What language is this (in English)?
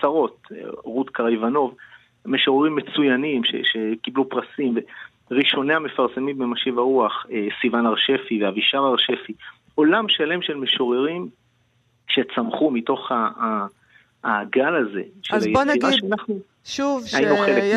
Hebrew